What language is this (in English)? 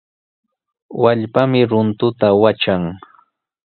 Sihuas Ancash Quechua